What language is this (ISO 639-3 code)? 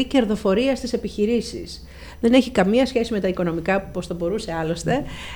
ell